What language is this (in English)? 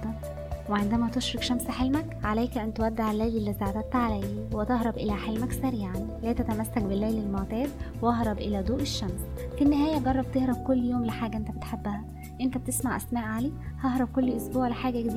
Arabic